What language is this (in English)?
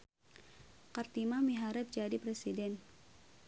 Sundanese